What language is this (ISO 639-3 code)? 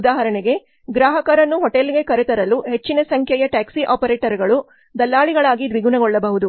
kan